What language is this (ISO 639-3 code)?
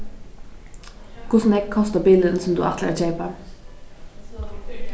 fao